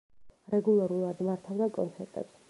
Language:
Georgian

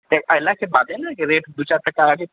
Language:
Maithili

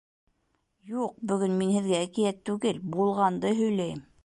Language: Bashkir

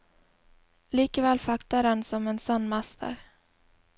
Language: Norwegian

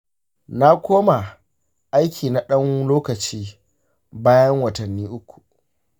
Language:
Hausa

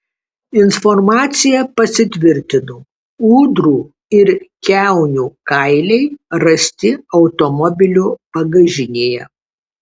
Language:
Lithuanian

